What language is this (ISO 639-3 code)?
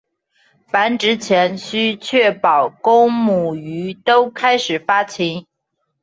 zho